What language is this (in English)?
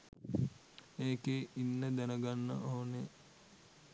Sinhala